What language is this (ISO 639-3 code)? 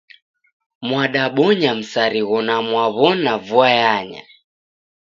dav